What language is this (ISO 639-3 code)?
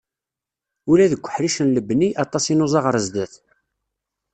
kab